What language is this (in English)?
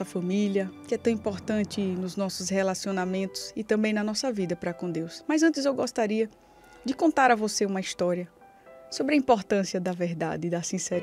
Portuguese